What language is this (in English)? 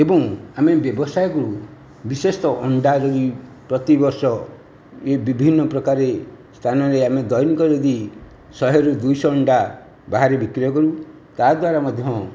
Odia